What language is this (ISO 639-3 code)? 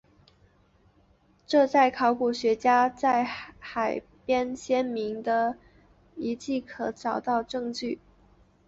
zho